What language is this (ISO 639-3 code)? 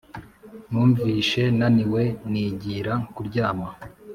kin